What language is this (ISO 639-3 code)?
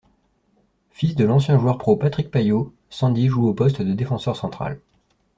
fra